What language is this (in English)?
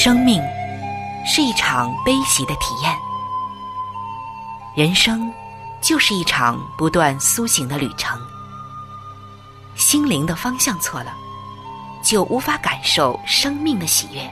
Chinese